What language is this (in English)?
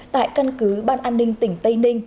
Vietnamese